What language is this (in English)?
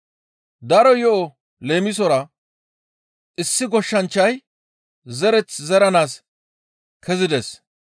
Gamo